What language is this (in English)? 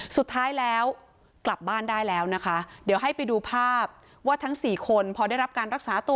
Thai